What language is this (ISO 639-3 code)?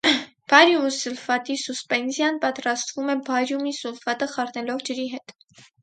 hye